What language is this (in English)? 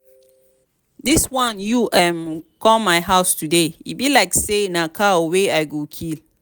Nigerian Pidgin